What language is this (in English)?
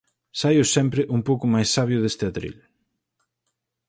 Galician